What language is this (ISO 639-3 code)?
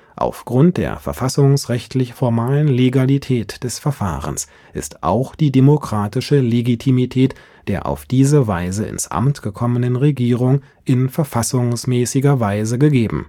deu